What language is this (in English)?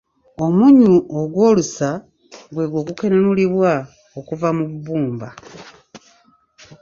Ganda